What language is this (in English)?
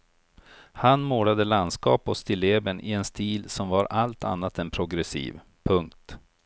Swedish